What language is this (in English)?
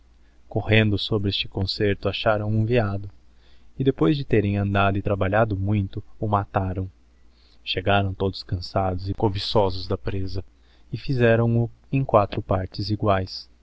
Portuguese